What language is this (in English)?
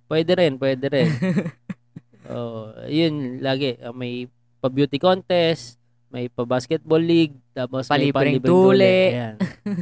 Filipino